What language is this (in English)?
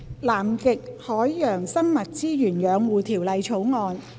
Cantonese